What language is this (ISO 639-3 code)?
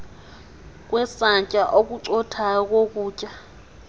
xho